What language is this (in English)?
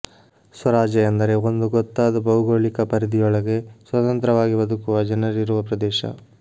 Kannada